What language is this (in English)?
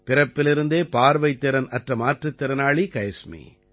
Tamil